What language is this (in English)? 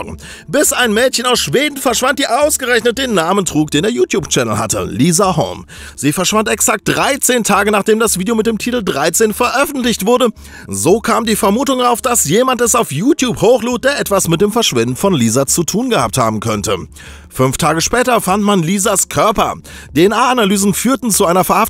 German